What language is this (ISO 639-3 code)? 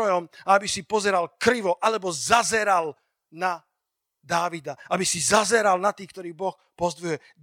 slk